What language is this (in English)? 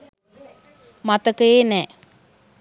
Sinhala